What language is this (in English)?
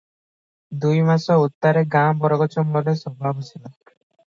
Odia